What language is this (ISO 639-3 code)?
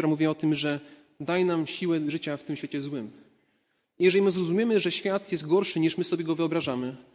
pol